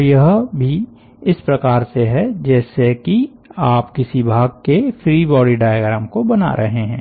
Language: Hindi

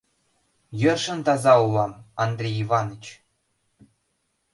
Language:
Mari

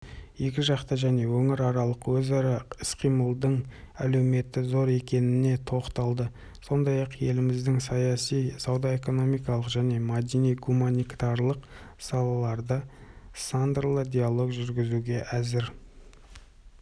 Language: Kazakh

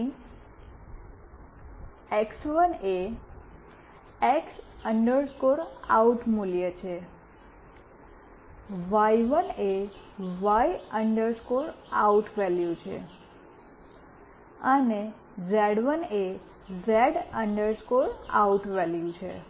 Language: Gujarati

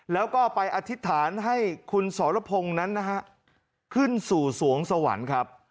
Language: Thai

